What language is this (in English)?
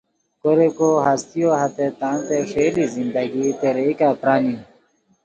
Khowar